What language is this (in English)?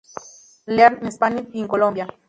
Spanish